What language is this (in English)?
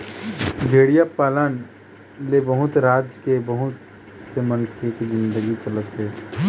Chhattisgarhi